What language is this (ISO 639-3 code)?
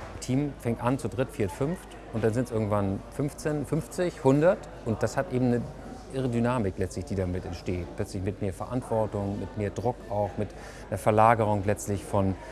deu